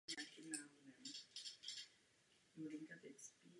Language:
Czech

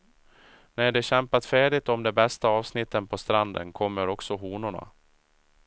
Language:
Swedish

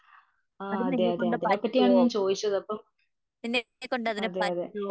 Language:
Malayalam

